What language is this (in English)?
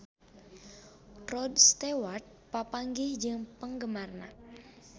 Sundanese